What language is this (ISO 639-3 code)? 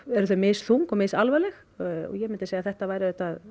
isl